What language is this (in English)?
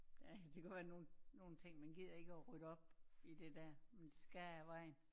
Danish